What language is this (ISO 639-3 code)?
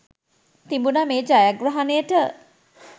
sin